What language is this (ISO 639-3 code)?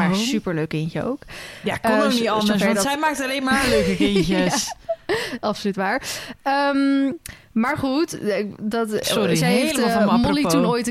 nld